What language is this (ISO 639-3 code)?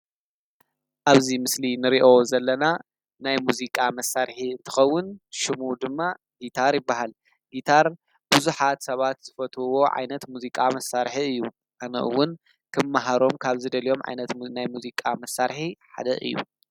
tir